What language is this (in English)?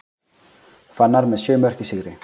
Icelandic